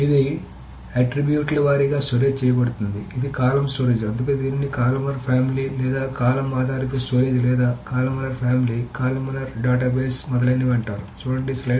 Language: Telugu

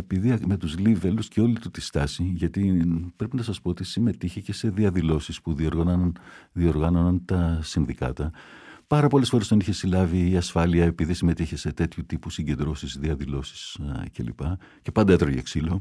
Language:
Greek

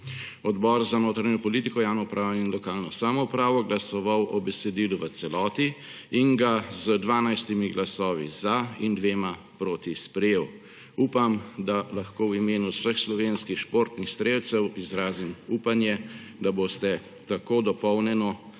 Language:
Slovenian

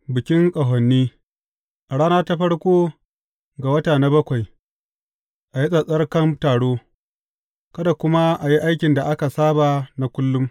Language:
Hausa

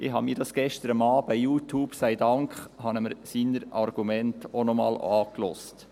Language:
Swiss German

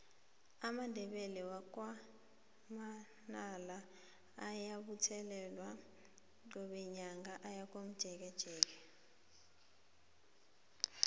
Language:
South Ndebele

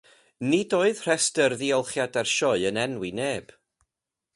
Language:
Welsh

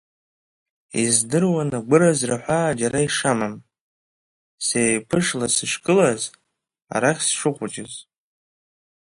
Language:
Abkhazian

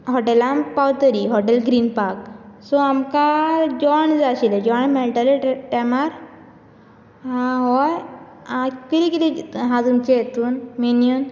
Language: Konkani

